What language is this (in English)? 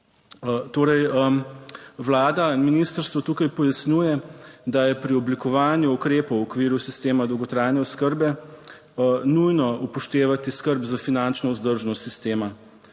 Slovenian